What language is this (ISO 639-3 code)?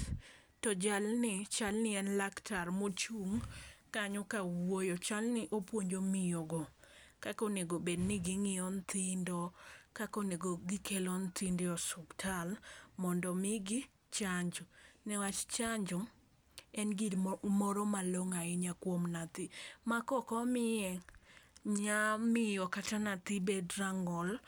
luo